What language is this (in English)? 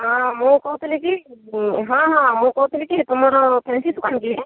Odia